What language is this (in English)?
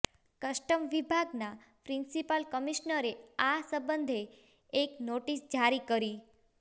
Gujarati